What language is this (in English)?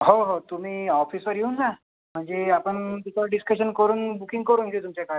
Marathi